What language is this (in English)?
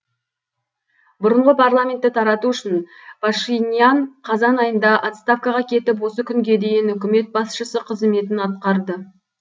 Kazakh